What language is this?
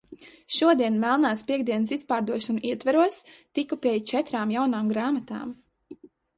Latvian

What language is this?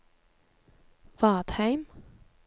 Norwegian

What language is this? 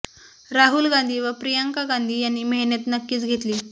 Marathi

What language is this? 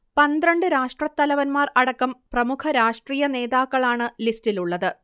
Malayalam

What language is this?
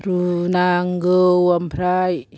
Bodo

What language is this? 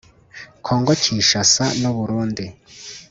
Kinyarwanda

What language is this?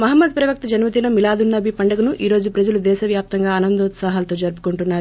Telugu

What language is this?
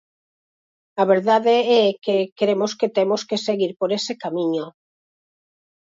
Galician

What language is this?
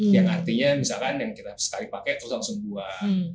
Indonesian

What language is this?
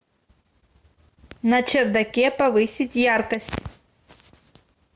Russian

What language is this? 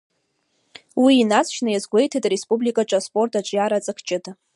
Abkhazian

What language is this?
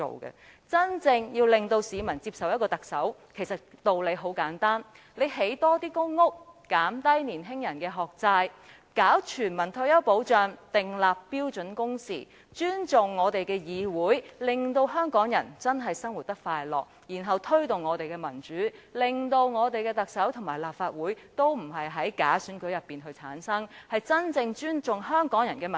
Cantonese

